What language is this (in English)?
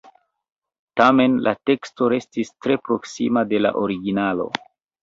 Esperanto